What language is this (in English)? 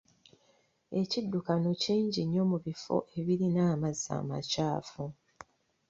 Ganda